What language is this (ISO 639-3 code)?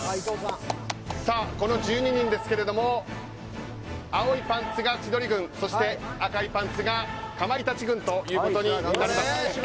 jpn